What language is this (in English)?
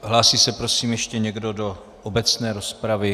Czech